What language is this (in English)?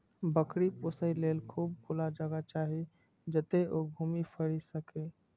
Maithili